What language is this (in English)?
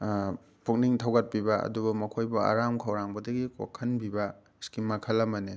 Manipuri